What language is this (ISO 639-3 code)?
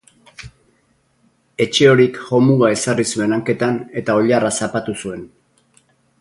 eus